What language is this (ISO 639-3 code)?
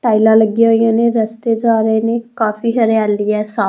pan